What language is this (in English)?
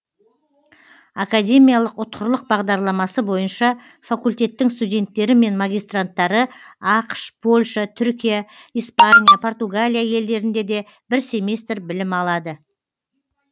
Kazakh